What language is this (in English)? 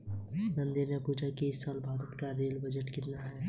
Hindi